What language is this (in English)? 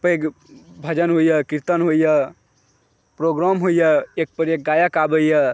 Maithili